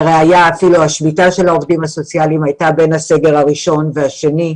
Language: Hebrew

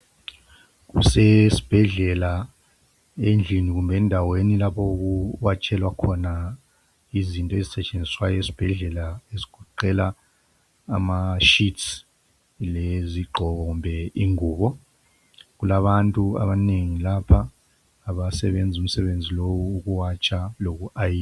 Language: North Ndebele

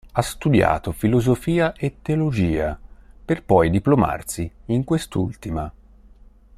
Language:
Italian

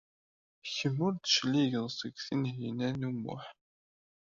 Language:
Kabyle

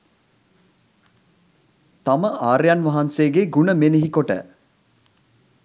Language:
Sinhala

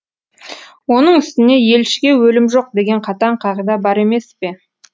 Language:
Kazakh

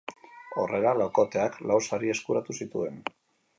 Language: Basque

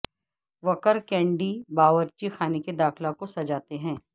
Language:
Urdu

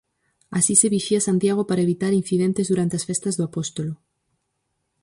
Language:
Galician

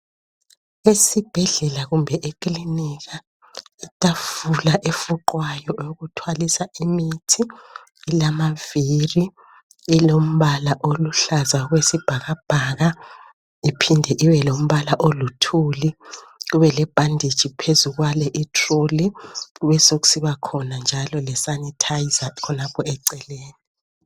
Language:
North Ndebele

